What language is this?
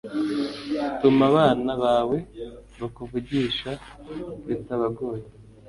Kinyarwanda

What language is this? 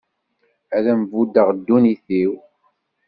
Kabyle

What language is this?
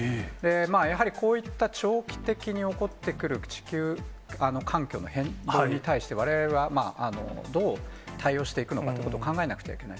Japanese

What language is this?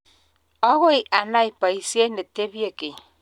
Kalenjin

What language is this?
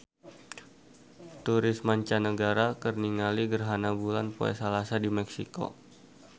Sundanese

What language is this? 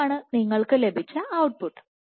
Malayalam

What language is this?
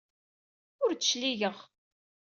Kabyle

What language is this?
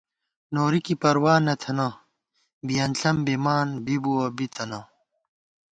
Gawar-Bati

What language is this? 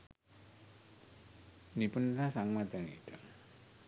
Sinhala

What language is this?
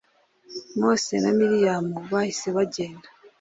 Kinyarwanda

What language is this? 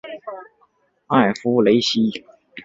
Chinese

